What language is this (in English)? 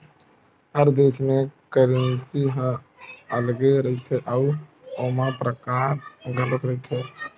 Chhattisgarhi